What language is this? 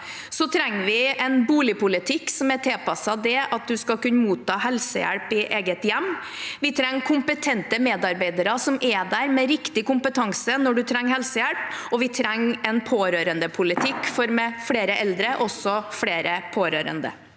Norwegian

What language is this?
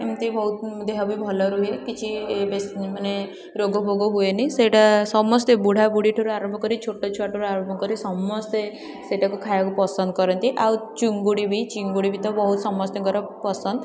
Odia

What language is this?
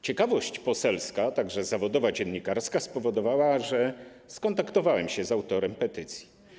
Polish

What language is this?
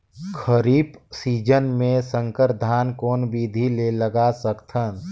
Chhattisgarhi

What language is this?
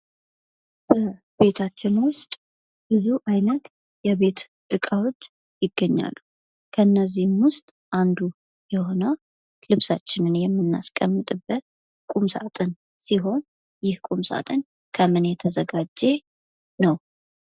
Amharic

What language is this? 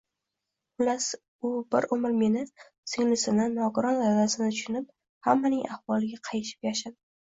Uzbek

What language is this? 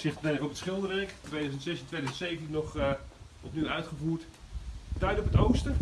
Dutch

